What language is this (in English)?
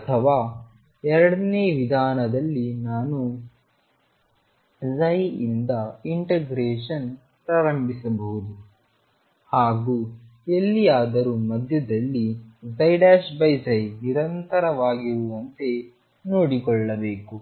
Kannada